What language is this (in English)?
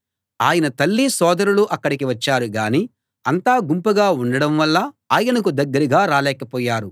Telugu